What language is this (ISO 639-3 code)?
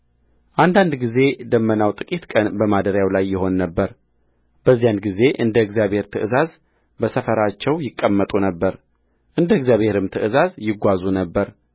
amh